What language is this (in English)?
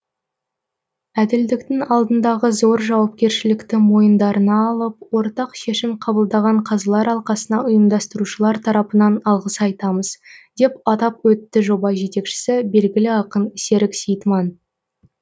Kazakh